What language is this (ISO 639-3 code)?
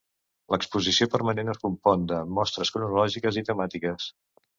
cat